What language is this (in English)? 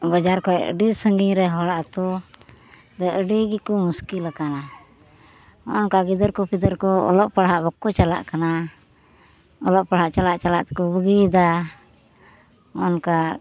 Santali